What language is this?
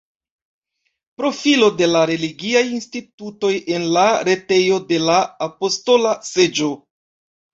Esperanto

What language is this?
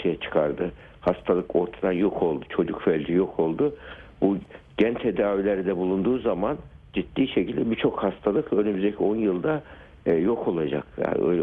Turkish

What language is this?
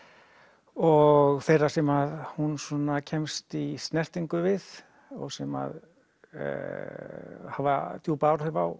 Icelandic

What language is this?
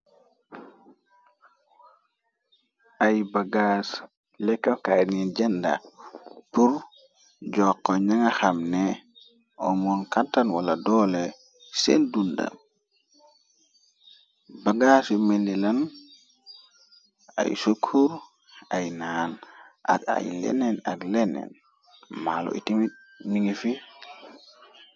Wolof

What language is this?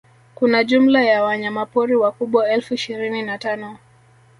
Swahili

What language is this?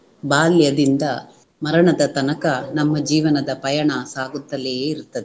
Kannada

